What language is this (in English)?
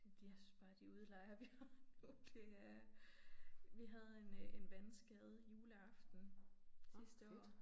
Danish